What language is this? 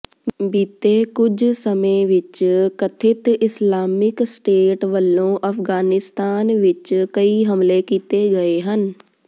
Punjabi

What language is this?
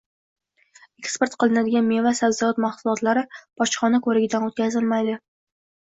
Uzbek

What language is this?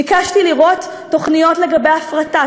Hebrew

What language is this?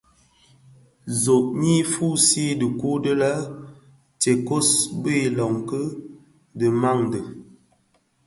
Bafia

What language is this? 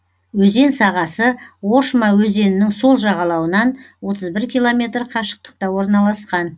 Kazakh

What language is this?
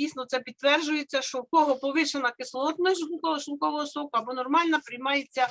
Ukrainian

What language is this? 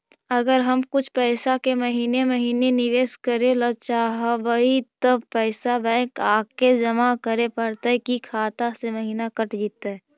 Magahi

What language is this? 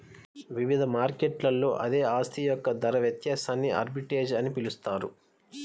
Telugu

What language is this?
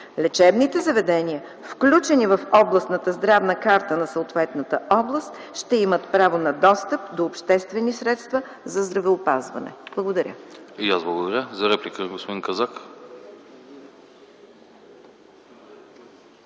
Bulgarian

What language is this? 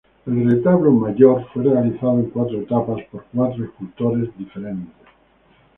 Spanish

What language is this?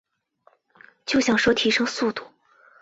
Chinese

